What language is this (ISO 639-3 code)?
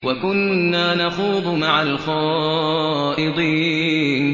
ara